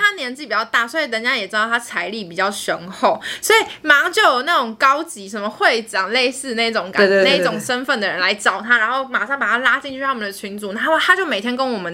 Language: Chinese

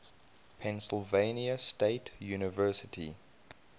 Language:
English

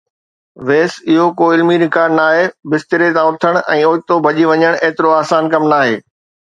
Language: Sindhi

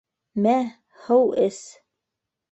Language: Bashkir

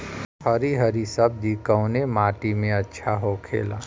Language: Bhojpuri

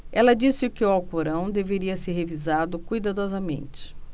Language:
Portuguese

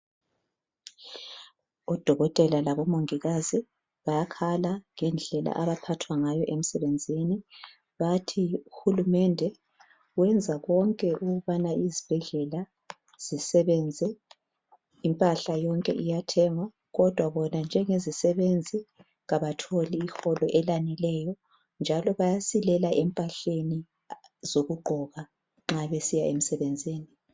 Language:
North Ndebele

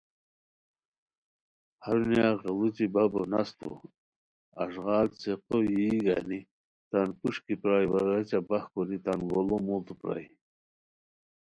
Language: Khowar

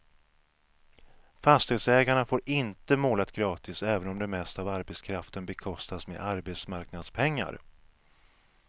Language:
Swedish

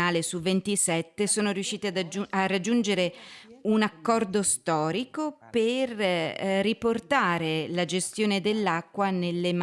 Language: Italian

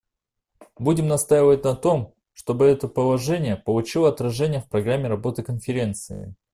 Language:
Russian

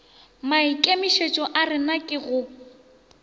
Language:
Northern Sotho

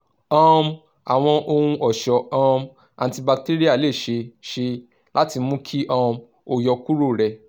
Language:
Yoruba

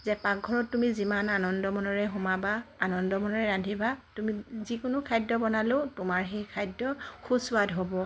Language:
Assamese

